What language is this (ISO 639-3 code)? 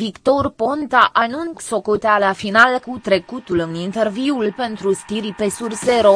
ron